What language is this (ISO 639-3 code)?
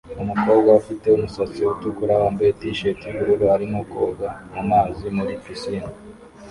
kin